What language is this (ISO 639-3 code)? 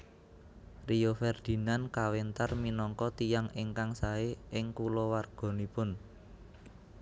jav